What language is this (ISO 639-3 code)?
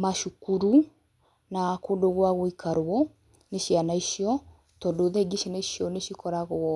kik